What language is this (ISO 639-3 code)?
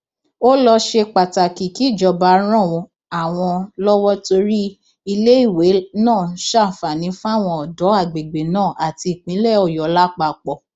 yor